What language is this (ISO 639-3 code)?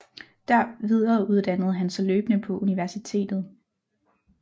dan